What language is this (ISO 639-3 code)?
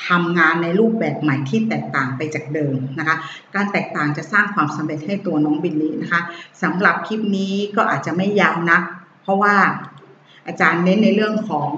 tha